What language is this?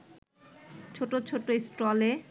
Bangla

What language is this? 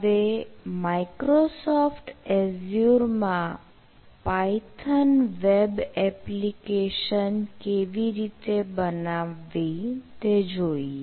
Gujarati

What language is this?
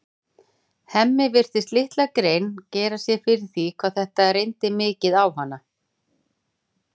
Icelandic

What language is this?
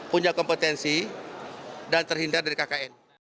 Indonesian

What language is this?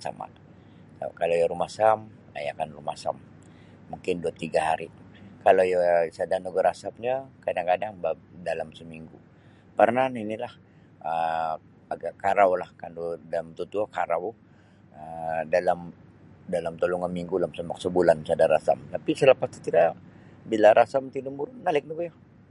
Sabah Bisaya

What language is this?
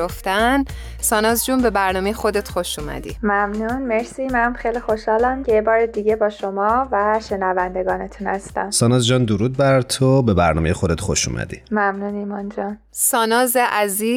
Persian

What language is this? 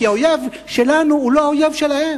Hebrew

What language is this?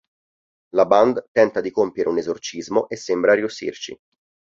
Italian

